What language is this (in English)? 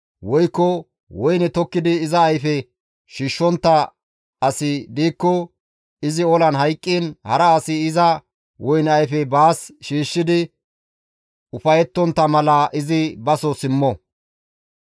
Gamo